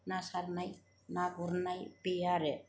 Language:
Bodo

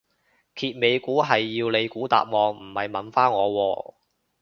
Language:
Cantonese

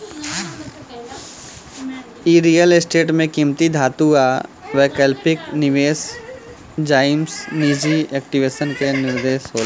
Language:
Bhojpuri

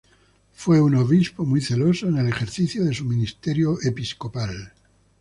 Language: Spanish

